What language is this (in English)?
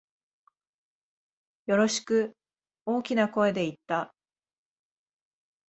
Japanese